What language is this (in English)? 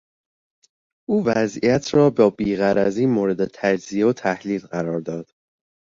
Persian